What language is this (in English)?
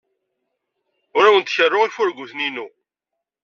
Kabyle